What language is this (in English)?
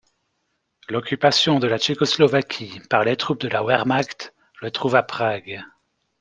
French